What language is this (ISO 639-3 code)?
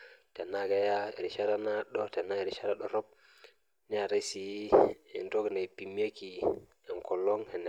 mas